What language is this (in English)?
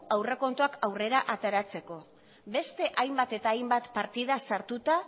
Basque